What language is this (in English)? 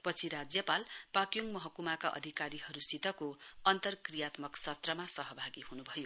Nepali